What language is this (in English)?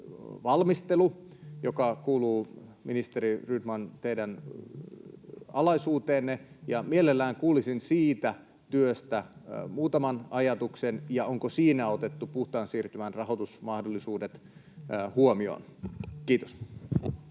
Finnish